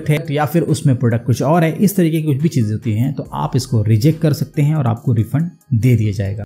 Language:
Hindi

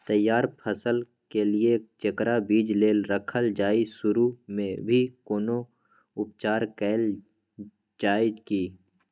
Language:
Maithili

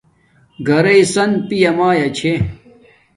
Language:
Domaaki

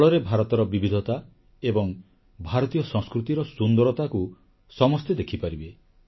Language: Odia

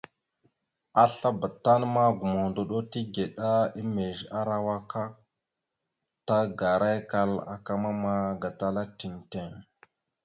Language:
Mada (Cameroon)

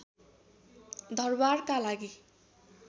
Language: Nepali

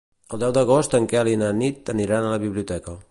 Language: Catalan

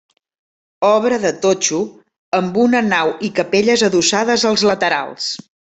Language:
Catalan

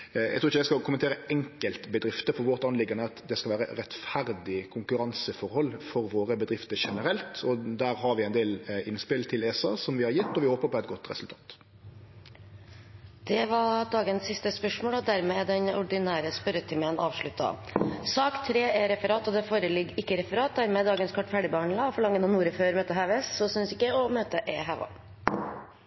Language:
Norwegian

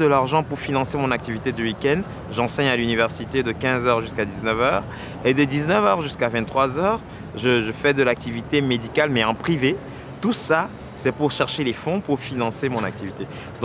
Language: French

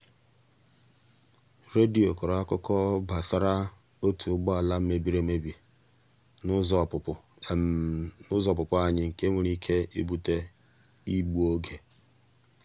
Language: Igbo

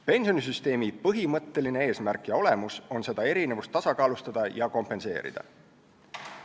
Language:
Estonian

